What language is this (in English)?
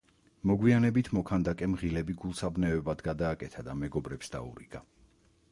Georgian